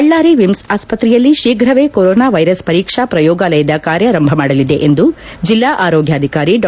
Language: Kannada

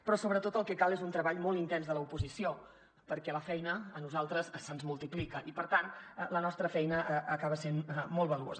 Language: Catalan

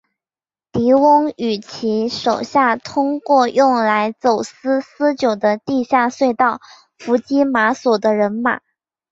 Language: Chinese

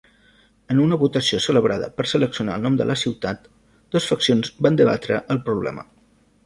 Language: Catalan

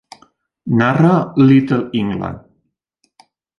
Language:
Catalan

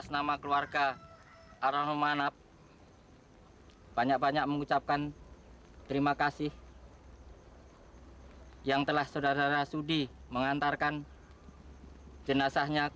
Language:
Indonesian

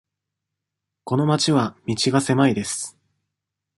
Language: Japanese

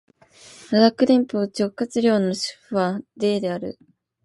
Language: Japanese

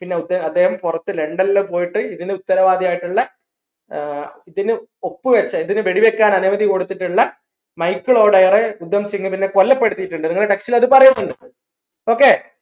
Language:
Malayalam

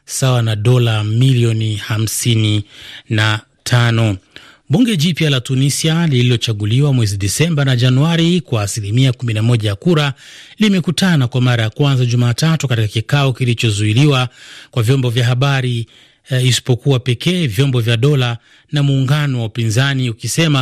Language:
Swahili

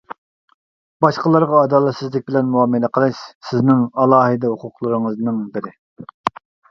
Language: Uyghur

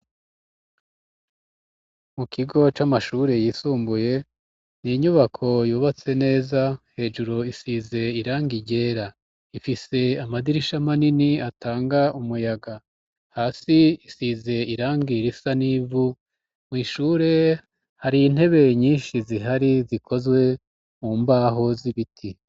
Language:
Rundi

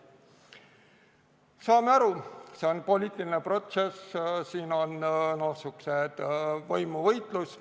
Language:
Estonian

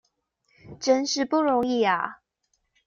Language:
Chinese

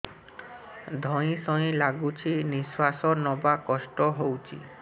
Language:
Odia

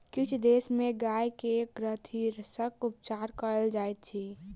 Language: Maithili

